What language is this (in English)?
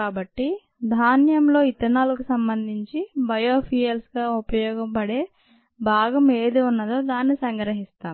Telugu